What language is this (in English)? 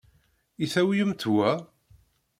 Kabyle